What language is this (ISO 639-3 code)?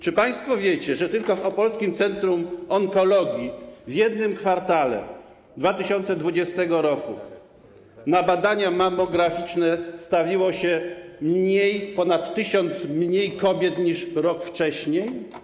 pol